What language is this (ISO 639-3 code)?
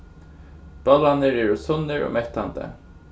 fao